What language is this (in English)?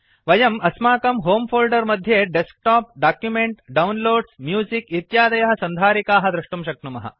Sanskrit